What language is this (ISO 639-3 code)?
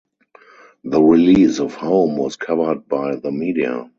eng